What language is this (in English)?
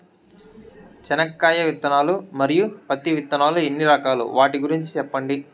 Telugu